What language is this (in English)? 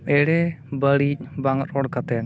Santali